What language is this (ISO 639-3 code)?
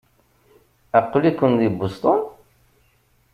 kab